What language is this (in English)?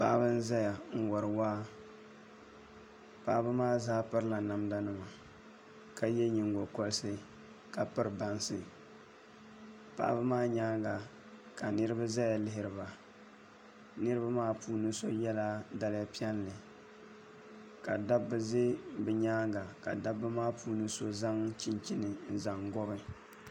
Dagbani